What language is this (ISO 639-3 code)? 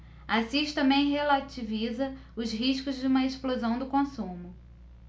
por